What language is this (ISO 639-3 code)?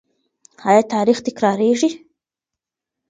pus